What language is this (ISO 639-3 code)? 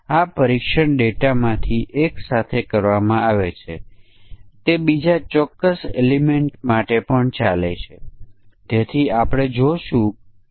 guj